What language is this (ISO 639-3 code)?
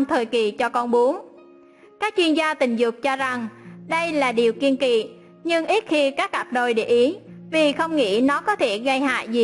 vie